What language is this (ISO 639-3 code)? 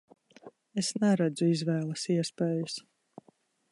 lav